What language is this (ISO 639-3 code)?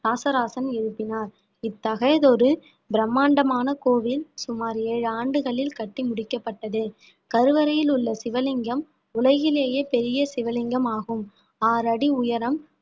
tam